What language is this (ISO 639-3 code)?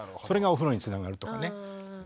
jpn